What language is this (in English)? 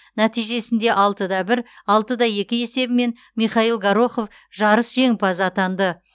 Kazakh